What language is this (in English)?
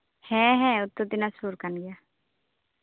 Santali